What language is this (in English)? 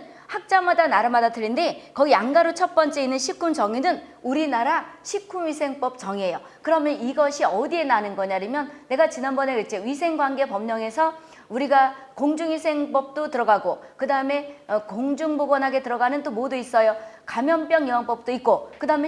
Korean